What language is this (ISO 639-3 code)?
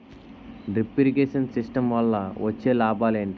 tel